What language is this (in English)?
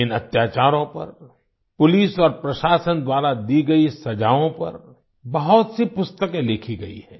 Hindi